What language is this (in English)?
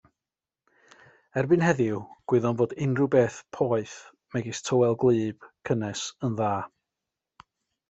Welsh